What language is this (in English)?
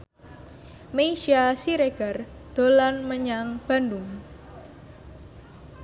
Javanese